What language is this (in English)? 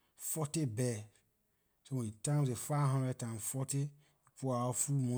Liberian English